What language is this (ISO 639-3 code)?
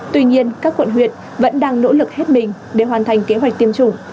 vie